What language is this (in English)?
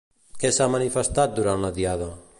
Catalan